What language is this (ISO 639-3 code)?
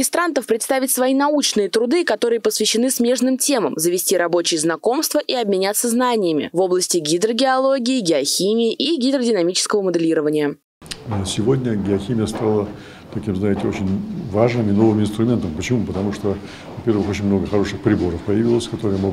rus